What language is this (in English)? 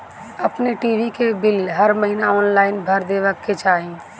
Bhojpuri